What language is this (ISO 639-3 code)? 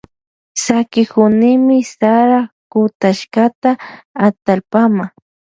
qvj